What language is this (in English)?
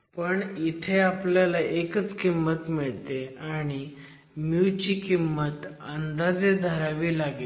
Marathi